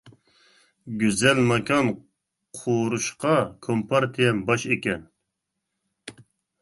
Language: Uyghur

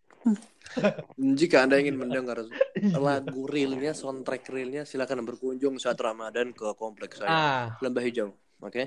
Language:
Indonesian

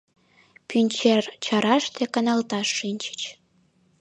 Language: Mari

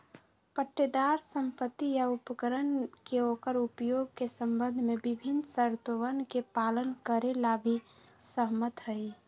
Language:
Magahi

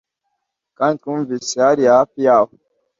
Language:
Kinyarwanda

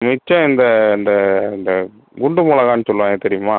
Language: Tamil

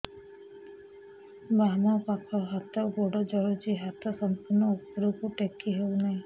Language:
Odia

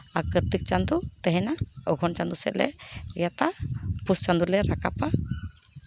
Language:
Santali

